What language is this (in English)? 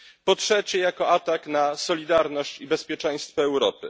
Polish